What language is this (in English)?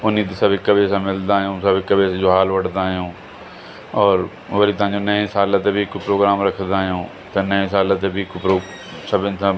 Sindhi